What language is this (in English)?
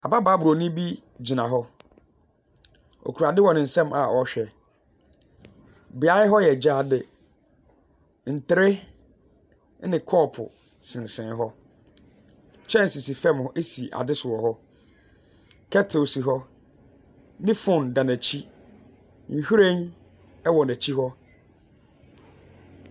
Akan